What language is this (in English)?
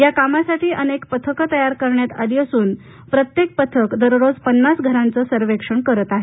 Marathi